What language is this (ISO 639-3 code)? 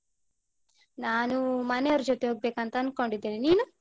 kan